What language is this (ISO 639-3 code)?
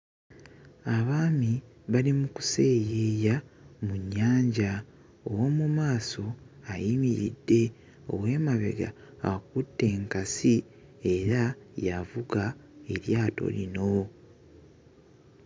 lug